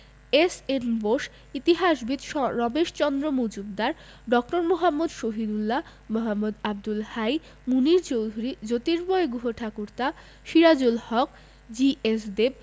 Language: Bangla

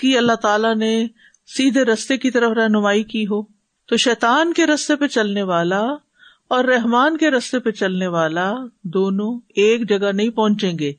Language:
Urdu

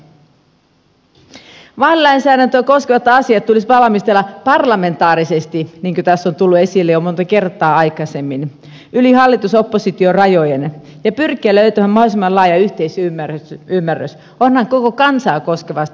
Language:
Finnish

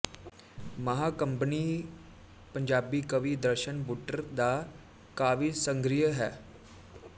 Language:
Punjabi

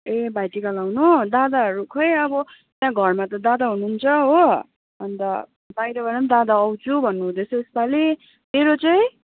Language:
Nepali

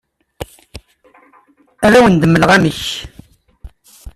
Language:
Kabyle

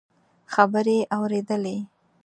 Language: Pashto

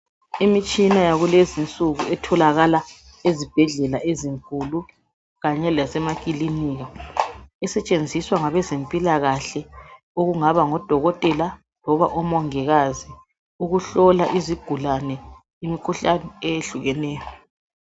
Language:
North Ndebele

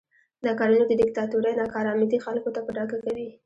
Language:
Pashto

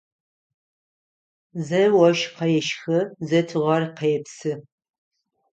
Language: Adyghe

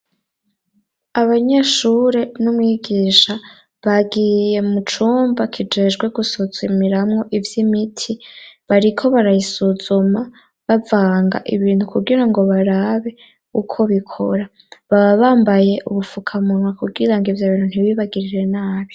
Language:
Rundi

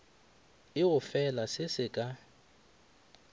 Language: Northern Sotho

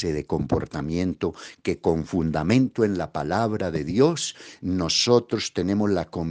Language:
Spanish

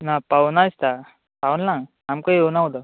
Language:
Konkani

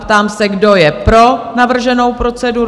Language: Czech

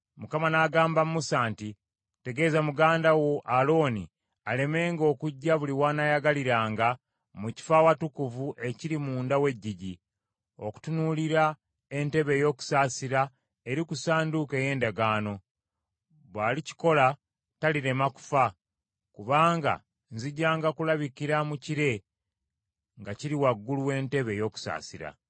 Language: Ganda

